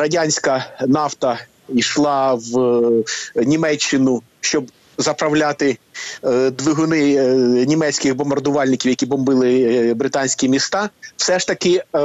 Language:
Ukrainian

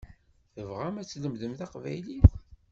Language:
Kabyle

